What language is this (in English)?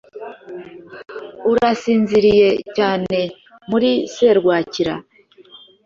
Kinyarwanda